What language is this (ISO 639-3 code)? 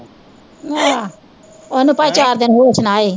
pan